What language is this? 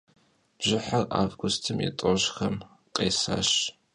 Kabardian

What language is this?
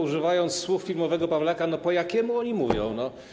Polish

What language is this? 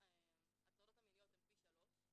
Hebrew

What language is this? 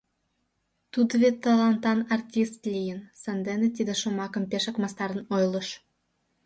Mari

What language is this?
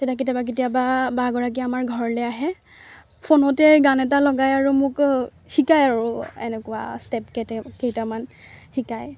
Assamese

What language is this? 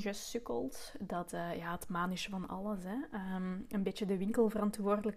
Dutch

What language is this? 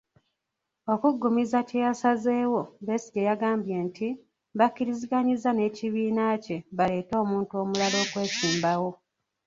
Ganda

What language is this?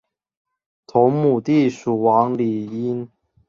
Chinese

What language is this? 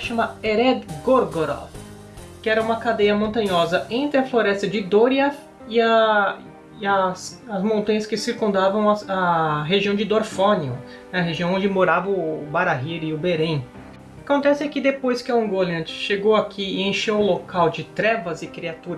Portuguese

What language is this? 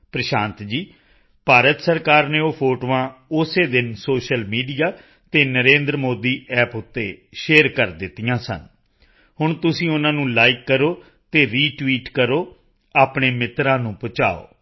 Punjabi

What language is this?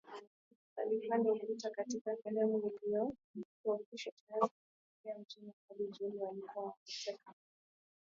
Swahili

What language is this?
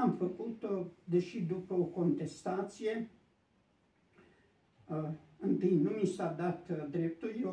Romanian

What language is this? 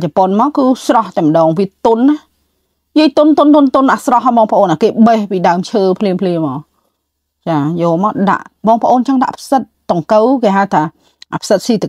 Vietnamese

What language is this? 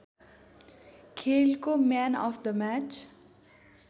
Nepali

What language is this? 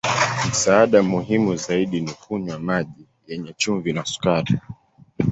Swahili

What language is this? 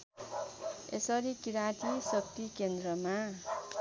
Nepali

